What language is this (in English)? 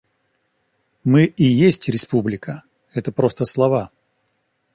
Russian